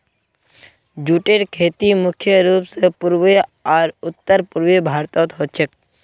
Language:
Magahi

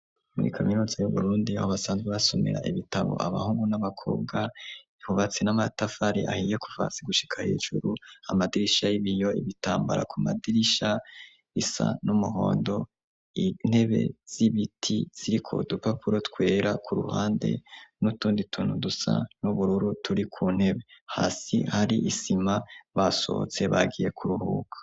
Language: Rundi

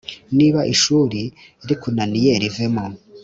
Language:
Kinyarwanda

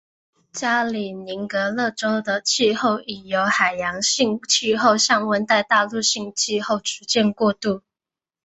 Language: Chinese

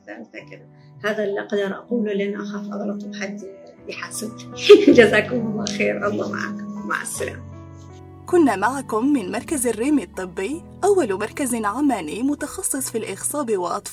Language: Arabic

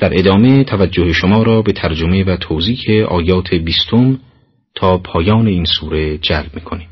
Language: Persian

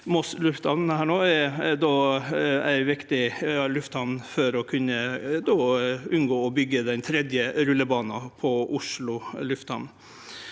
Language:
Norwegian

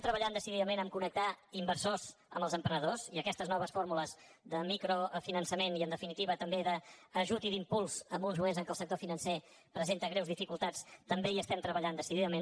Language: Catalan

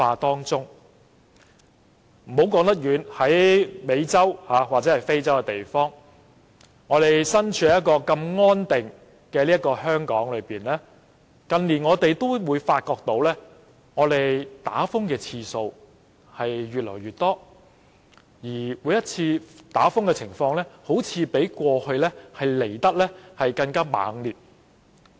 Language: Cantonese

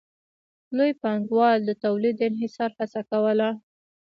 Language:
Pashto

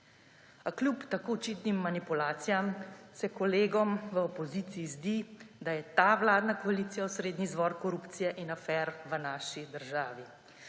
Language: Slovenian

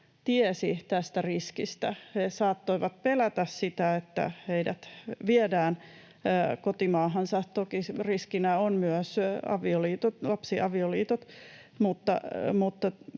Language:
Finnish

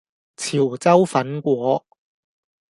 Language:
Cantonese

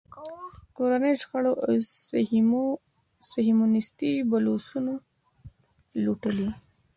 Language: Pashto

